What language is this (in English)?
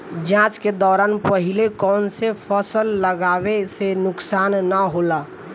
Bhojpuri